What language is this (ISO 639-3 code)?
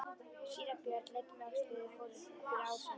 isl